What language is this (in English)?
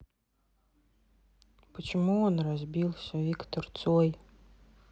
Russian